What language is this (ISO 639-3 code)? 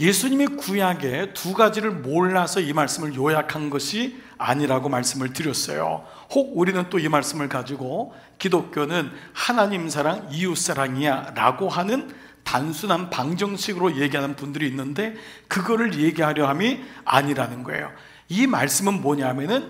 kor